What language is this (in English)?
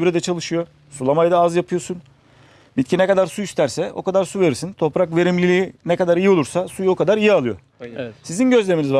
Turkish